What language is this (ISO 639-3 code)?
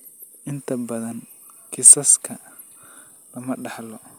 som